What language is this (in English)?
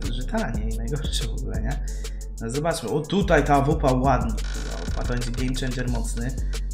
Polish